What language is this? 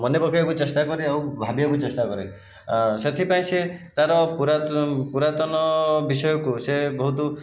Odia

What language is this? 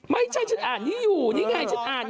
Thai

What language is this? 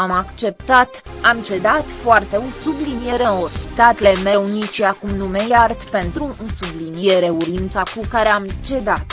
Romanian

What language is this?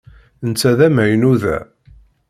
Kabyle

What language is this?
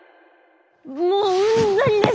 Japanese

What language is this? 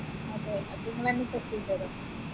Malayalam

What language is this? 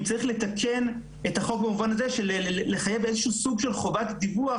Hebrew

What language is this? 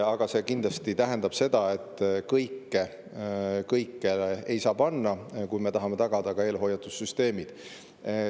Estonian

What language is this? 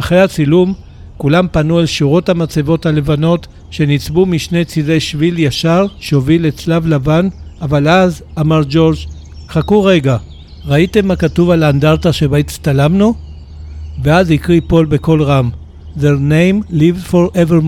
Hebrew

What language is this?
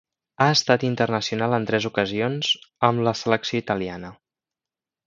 Catalan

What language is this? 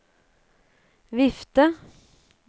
Norwegian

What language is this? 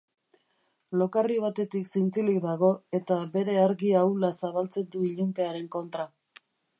Basque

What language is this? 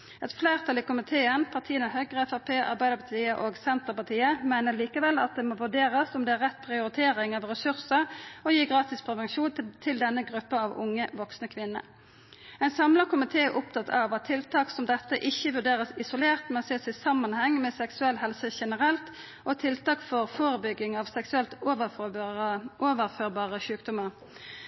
Norwegian Nynorsk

